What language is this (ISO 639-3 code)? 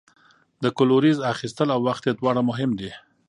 pus